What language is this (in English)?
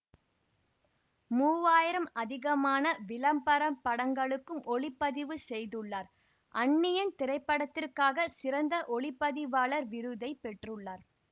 Tamil